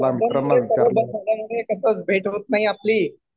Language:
Marathi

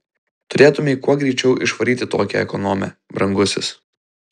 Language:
Lithuanian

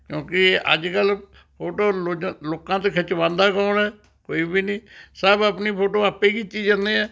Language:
Punjabi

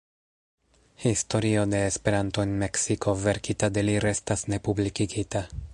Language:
Esperanto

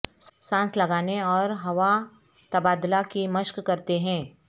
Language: Urdu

